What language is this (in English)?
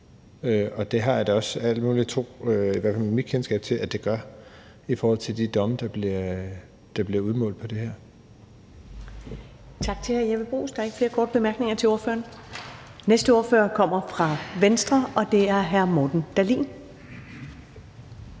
Danish